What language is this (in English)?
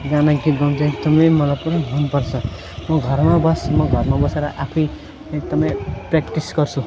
Nepali